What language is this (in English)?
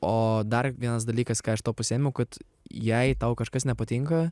Lithuanian